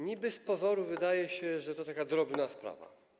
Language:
Polish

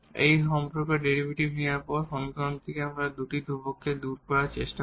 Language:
Bangla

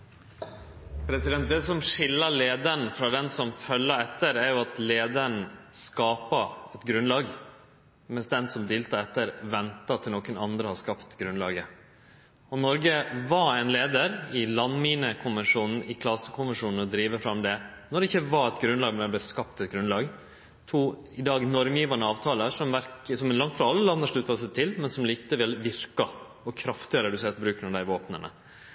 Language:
Norwegian Nynorsk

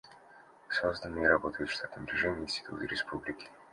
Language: Russian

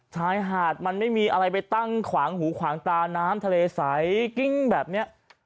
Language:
Thai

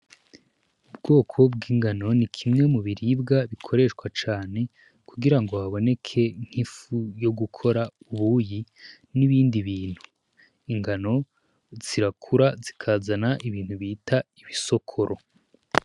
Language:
Rundi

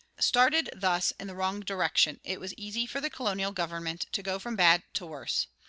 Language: English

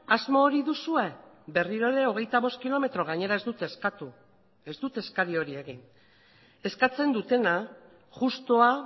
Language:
Basque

